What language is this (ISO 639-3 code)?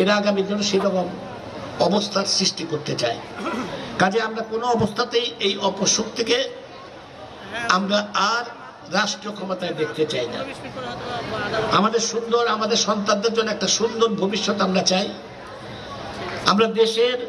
ron